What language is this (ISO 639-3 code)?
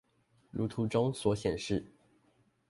zho